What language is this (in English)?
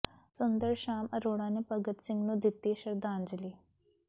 Punjabi